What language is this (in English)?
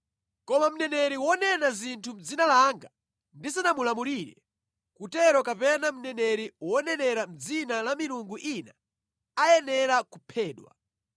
Nyanja